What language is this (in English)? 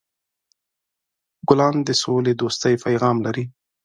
Pashto